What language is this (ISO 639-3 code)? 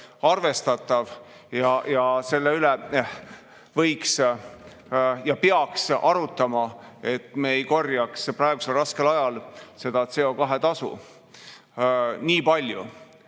est